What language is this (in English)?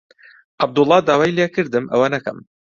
Central Kurdish